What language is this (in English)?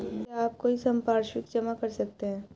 Hindi